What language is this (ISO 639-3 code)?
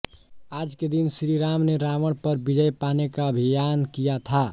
hin